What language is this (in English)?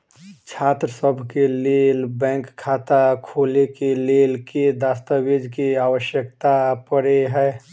Maithili